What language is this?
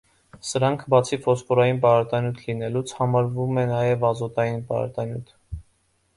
Armenian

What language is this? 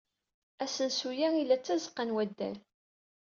Kabyle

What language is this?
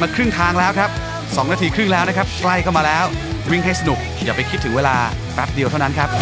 Thai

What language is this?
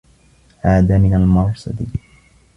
Arabic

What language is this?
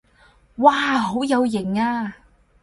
Cantonese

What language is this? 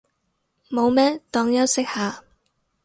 Cantonese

